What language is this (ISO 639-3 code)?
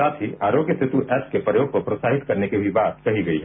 hin